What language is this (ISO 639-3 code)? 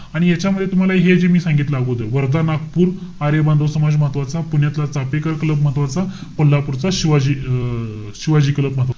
mar